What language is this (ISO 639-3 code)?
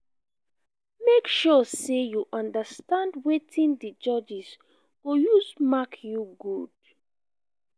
pcm